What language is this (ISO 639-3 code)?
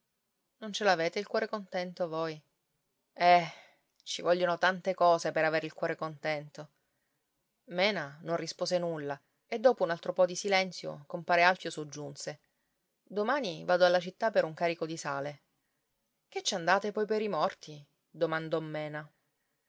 ita